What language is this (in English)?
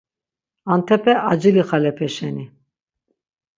Laz